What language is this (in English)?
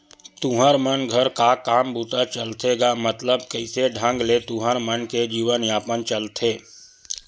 Chhattisgarhi